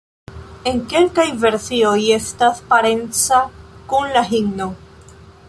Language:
Esperanto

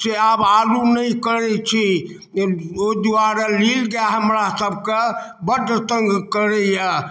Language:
Maithili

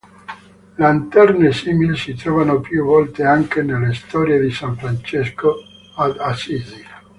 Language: Italian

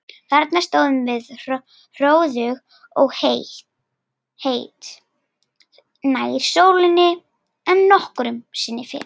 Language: Icelandic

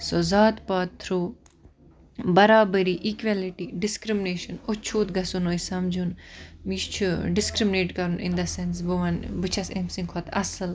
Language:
Kashmiri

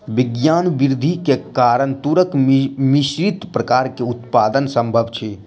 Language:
Maithili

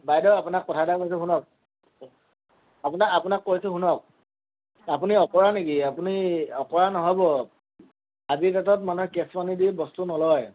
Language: Assamese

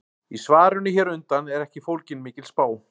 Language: Icelandic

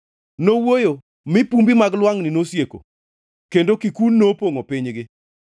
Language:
Luo (Kenya and Tanzania)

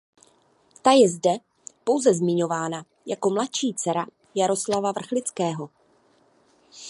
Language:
Czech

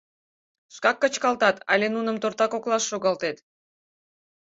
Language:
Mari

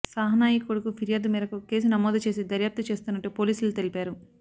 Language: Telugu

